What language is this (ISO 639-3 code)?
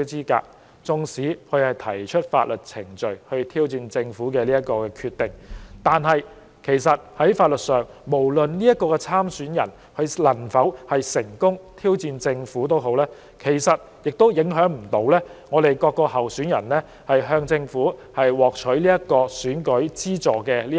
yue